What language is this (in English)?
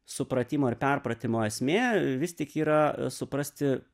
Lithuanian